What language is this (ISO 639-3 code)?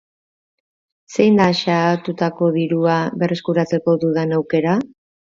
eus